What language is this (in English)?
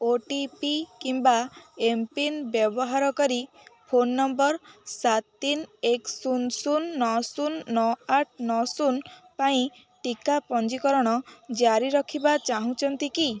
Odia